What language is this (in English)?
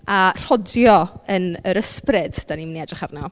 Welsh